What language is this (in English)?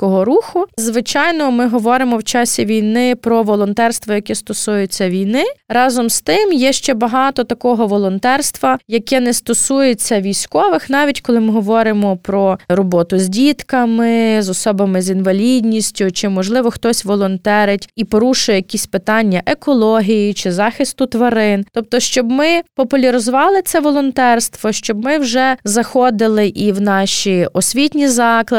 Ukrainian